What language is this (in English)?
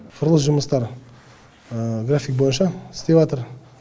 Kazakh